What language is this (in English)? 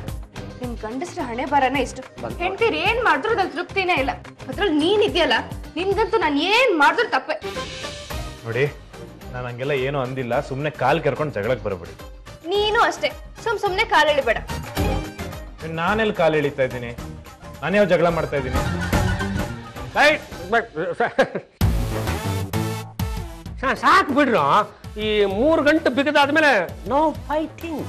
Kannada